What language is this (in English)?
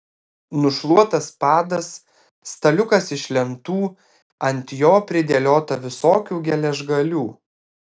Lithuanian